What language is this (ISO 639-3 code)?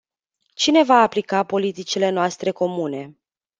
ron